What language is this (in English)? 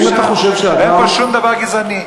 Hebrew